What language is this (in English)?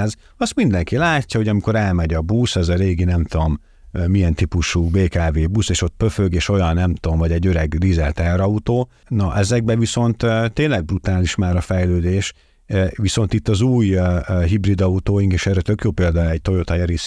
Hungarian